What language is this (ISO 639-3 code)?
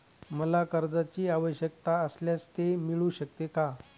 mar